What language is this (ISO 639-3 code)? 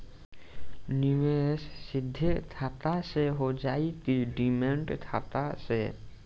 bho